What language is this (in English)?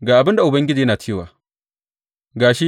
Hausa